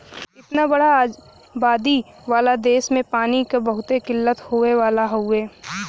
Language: Bhojpuri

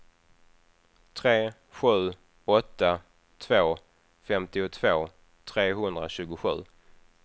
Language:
Swedish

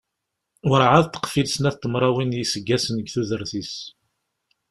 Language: Kabyle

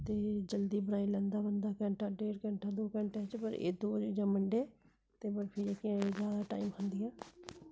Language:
Dogri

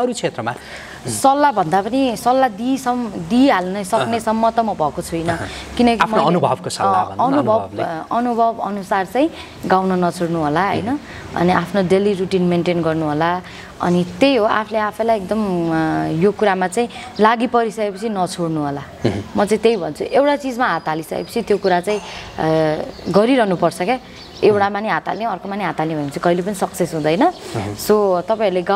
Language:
Thai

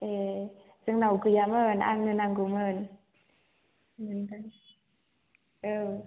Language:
Bodo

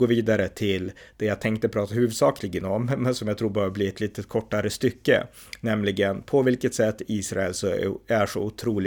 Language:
Swedish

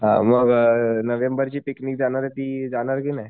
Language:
Marathi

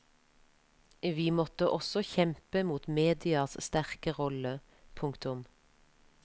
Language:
Norwegian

